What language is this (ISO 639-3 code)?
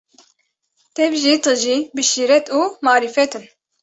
kur